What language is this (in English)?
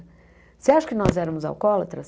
Portuguese